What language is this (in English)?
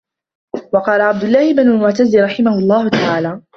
Arabic